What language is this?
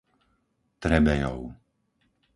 Slovak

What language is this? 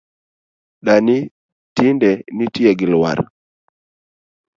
Luo (Kenya and Tanzania)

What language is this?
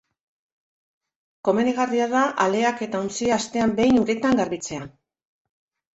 Basque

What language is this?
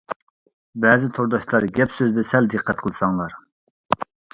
Uyghur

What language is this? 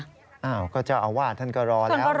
Thai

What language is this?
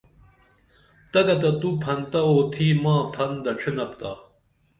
Dameli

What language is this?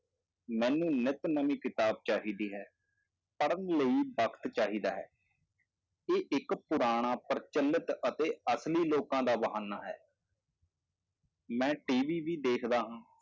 Punjabi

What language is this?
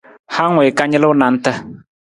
Nawdm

